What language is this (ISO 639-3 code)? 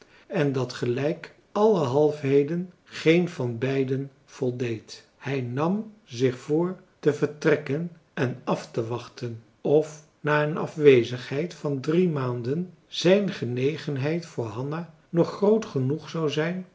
nld